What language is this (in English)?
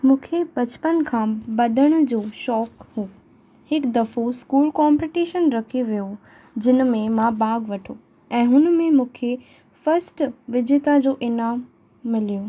Sindhi